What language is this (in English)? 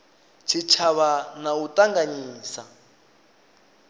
Venda